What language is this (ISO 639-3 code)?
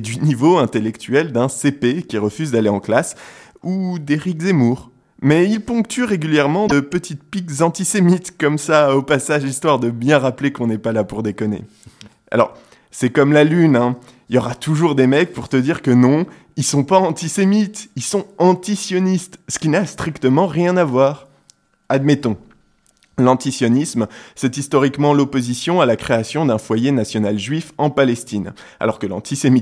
fra